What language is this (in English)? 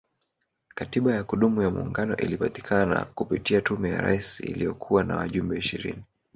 Swahili